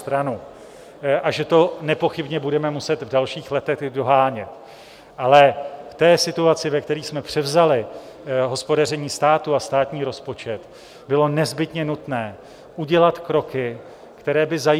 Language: Czech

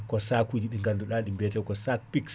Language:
Fula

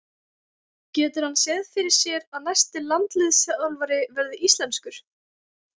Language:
Icelandic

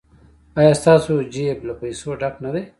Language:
Pashto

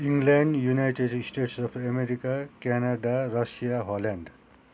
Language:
Nepali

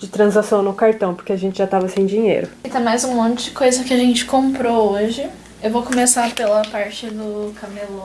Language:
Portuguese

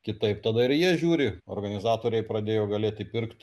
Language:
Lithuanian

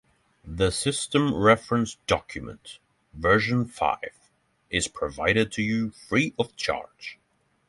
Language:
English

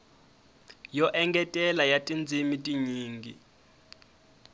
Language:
Tsonga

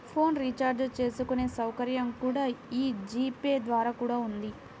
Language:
Telugu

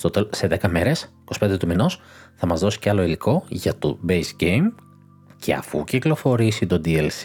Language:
Greek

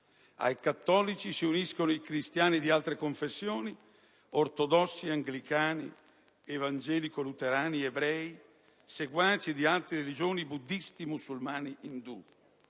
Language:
Italian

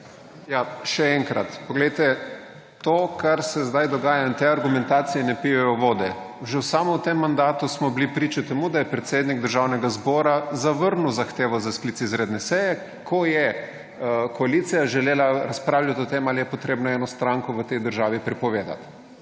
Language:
Slovenian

